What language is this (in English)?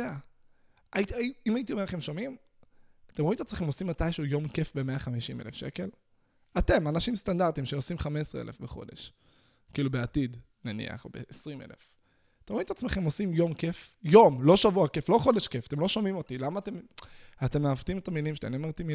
Hebrew